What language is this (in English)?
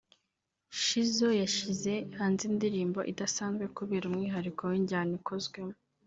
Kinyarwanda